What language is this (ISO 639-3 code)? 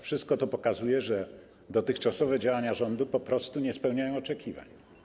pol